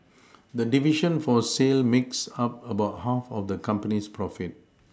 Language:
English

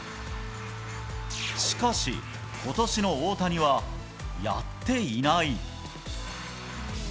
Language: Japanese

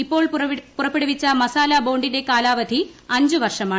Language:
Malayalam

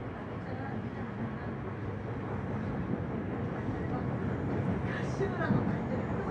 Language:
Korean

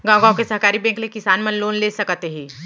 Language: Chhattisgarhi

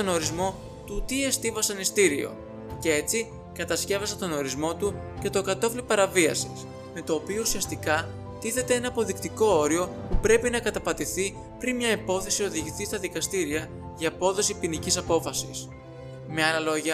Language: Greek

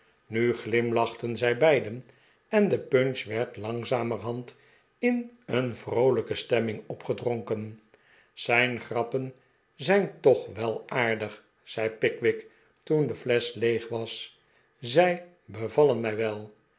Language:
Dutch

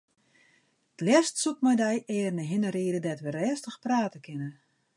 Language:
Western Frisian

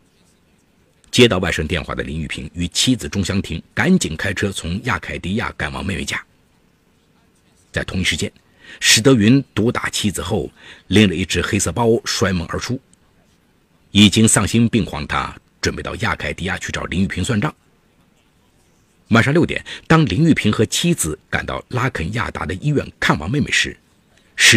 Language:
Chinese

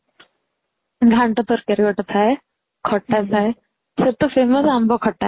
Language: Odia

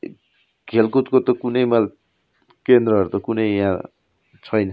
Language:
Nepali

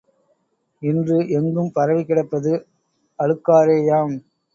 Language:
Tamil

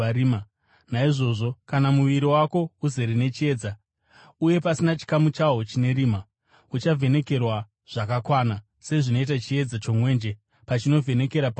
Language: Shona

